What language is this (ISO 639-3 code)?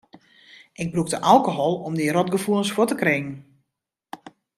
fry